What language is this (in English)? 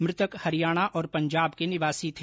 Hindi